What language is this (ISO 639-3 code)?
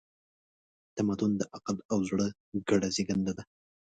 pus